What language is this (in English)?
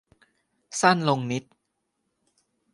Thai